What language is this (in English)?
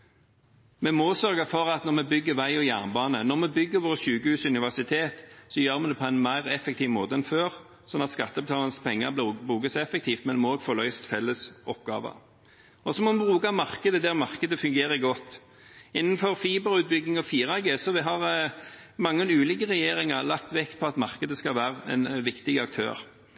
Norwegian Bokmål